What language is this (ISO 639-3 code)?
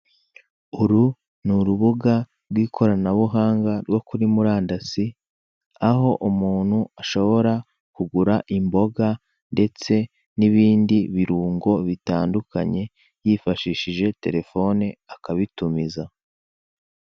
kin